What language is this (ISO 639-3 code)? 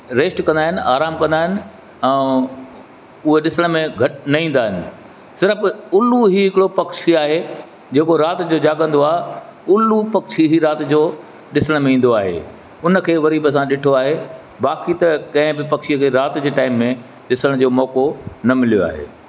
snd